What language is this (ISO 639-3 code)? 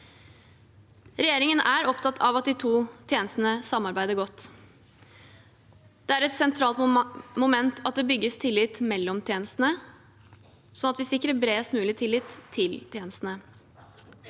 nor